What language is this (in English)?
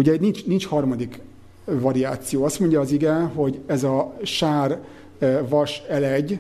Hungarian